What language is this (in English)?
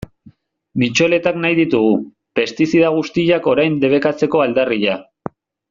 Basque